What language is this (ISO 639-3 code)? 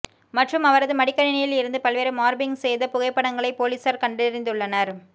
tam